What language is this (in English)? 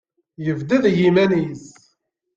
Kabyle